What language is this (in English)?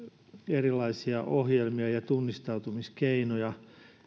Finnish